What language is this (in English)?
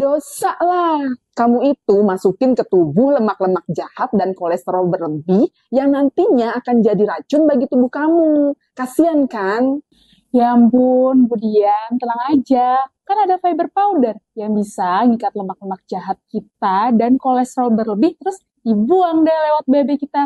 Indonesian